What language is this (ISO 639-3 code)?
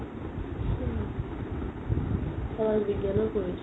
asm